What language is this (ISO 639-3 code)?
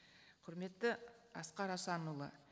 kaz